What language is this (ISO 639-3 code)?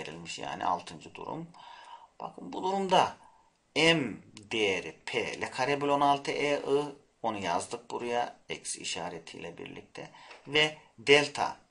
tur